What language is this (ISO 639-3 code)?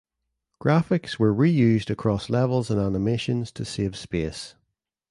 eng